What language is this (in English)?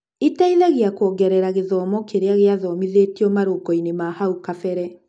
Kikuyu